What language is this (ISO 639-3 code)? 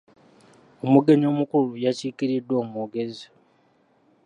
lug